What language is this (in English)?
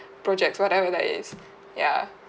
English